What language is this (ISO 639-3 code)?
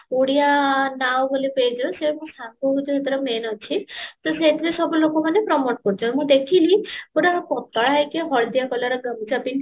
ori